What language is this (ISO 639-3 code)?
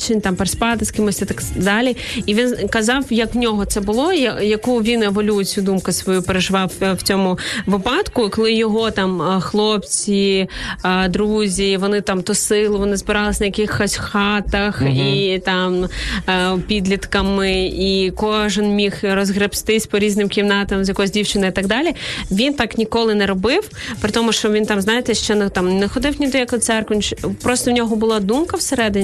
ukr